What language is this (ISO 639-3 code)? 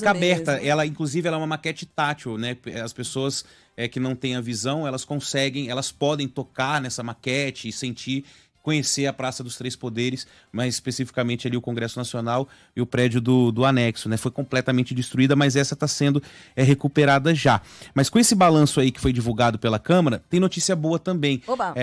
por